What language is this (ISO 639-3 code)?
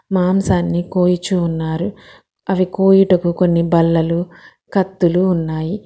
tel